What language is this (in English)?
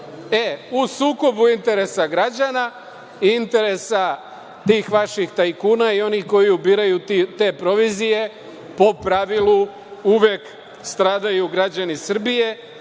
Serbian